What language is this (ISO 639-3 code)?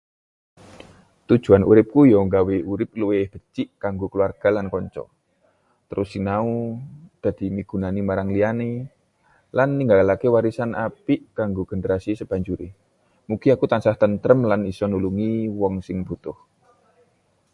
jav